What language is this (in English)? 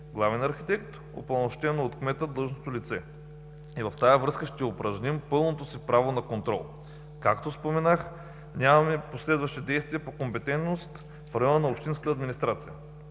Bulgarian